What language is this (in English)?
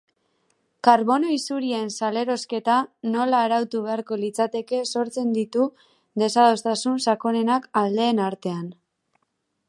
Basque